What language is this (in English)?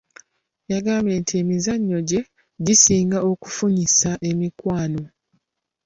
Ganda